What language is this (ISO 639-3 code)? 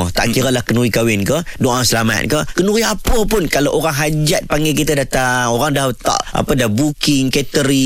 msa